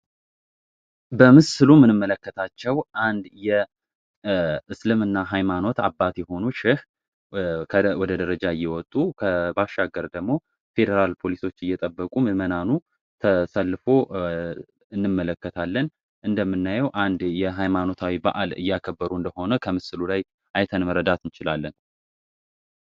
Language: Amharic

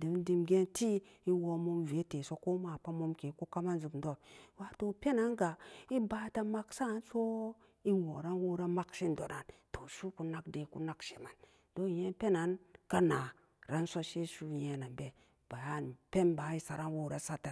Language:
Samba Daka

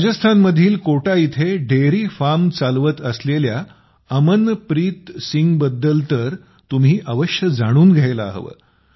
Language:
Marathi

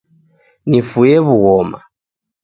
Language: Taita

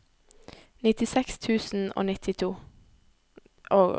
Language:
Norwegian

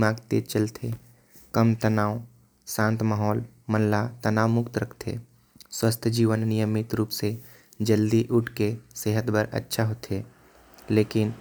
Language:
Korwa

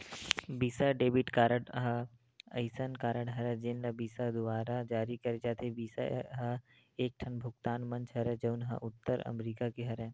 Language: Chhattisgarhi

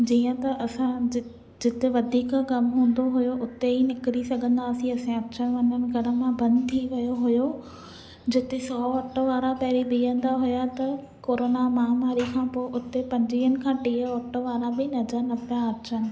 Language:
Sindhi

